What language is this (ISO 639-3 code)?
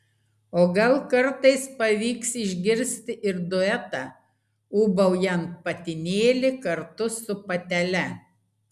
lit